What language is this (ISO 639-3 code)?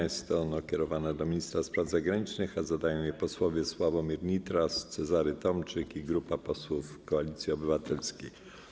pol